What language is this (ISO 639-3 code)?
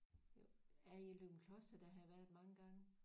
dan